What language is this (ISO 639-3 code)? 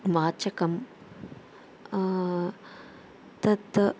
san